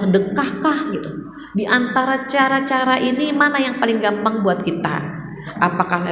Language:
Indonesian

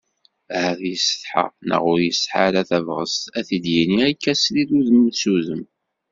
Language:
Kabyle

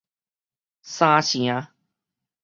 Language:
Min Nan Chinese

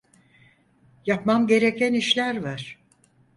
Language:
Turkish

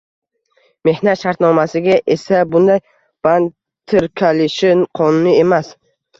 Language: Uzbek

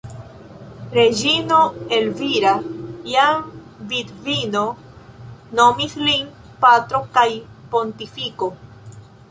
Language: Esperanto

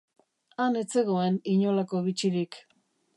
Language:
Basque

